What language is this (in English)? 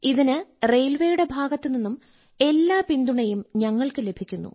Malayalam